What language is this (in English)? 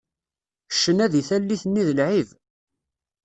Kabyle